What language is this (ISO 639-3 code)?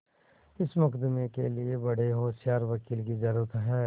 hin